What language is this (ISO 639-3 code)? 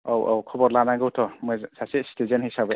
brx